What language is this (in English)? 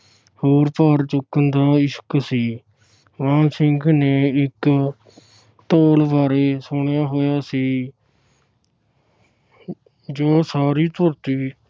Punjabi